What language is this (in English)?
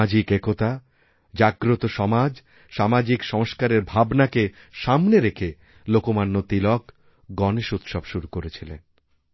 Bangla